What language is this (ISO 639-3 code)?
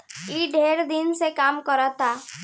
bho